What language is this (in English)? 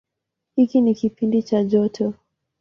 Swahili